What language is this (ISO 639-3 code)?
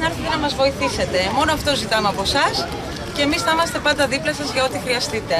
ell